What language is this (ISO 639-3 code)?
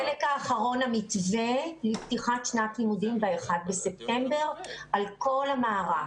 heb